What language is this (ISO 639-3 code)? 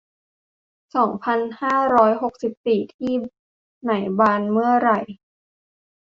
tha